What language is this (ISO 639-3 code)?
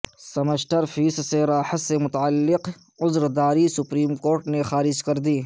urd